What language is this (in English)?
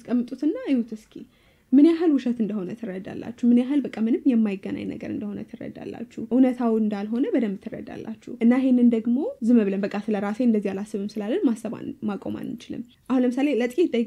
Arabic